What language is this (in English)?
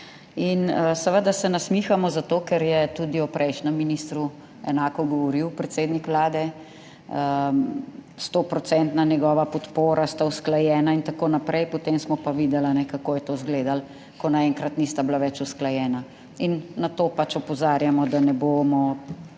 Slovenian